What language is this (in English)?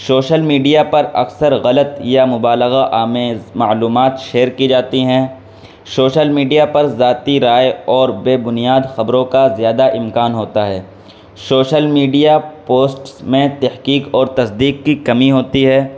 Urdu